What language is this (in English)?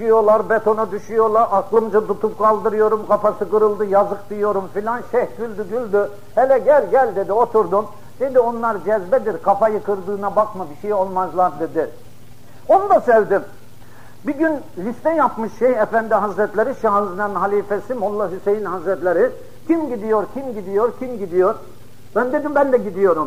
Turkish